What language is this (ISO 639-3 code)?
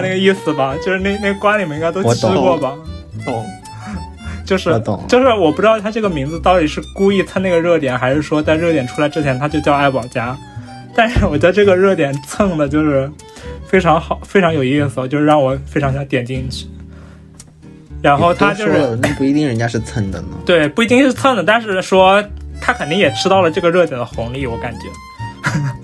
zho